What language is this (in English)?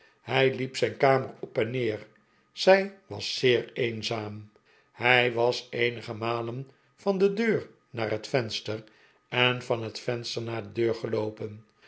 Dutch